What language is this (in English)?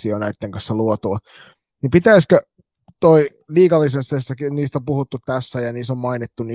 Finnish